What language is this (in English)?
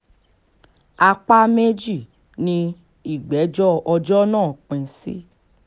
Yoruba